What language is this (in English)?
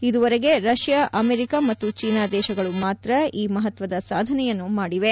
Kannada